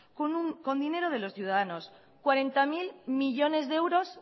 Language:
Spanish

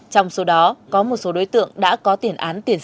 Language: Vietnamese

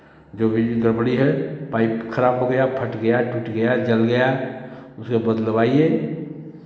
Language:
Hindi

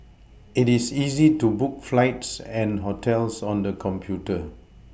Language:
English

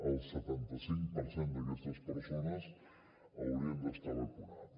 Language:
Catalan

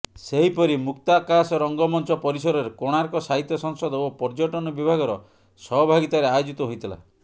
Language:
Odia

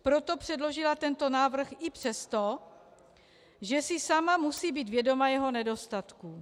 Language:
Czech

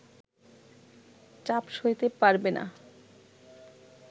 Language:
Bangla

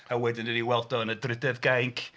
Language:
Welsh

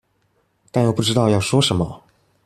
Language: Chinese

